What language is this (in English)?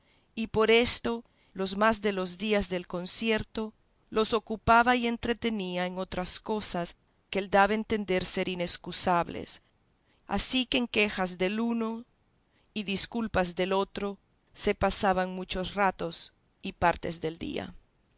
Spanish